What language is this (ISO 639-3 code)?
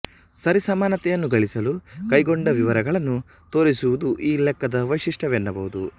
kan